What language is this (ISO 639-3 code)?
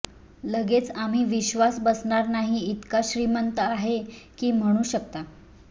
mar